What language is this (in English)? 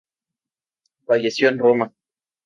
Spanish